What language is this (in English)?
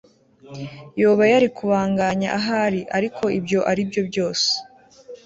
Kinyarwanda